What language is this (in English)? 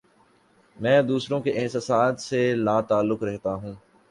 Urdu